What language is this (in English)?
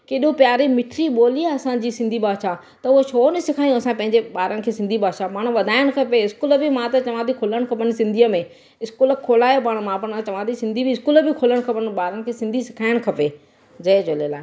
Sindhi